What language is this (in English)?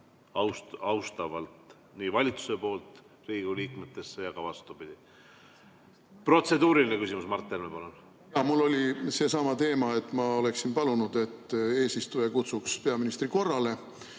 Estonian